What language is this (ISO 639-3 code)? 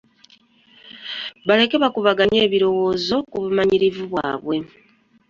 lug